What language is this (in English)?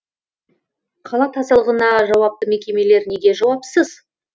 Kazakh